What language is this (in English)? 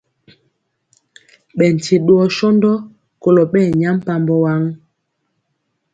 Mpiemo